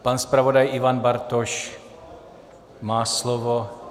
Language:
Czech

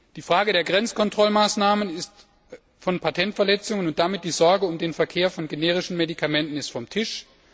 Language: German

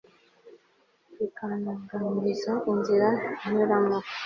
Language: Kinyarwanda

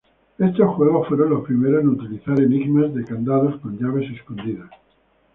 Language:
Spanish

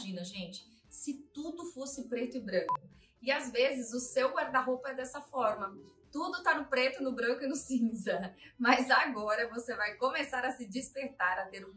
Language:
Portuguese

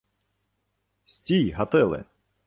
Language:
Ukrainian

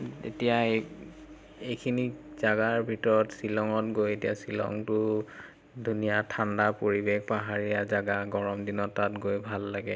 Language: Assamese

